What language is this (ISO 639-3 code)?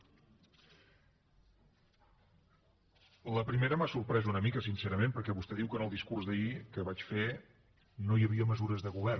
cat